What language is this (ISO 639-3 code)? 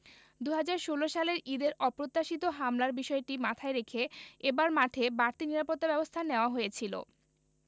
ben